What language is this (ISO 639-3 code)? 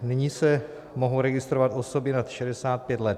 ces